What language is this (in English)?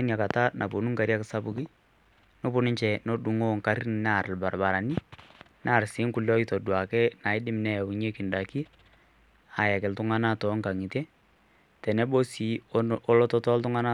Masai